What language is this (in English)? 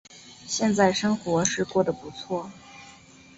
Chinese